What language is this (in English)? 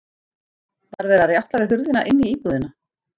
Icelandic